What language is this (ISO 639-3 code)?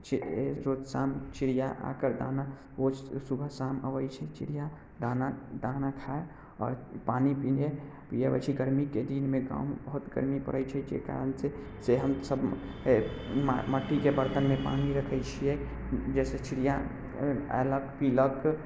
mai